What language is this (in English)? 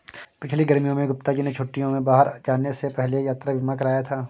Hindi